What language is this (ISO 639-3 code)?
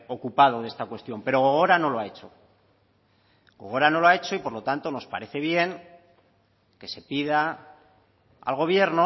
spa